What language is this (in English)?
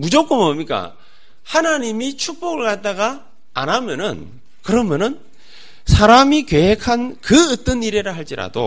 Korean